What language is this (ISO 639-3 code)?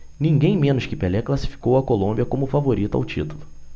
por